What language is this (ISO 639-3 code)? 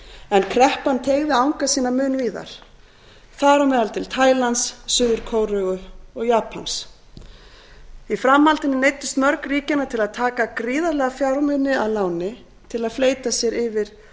isl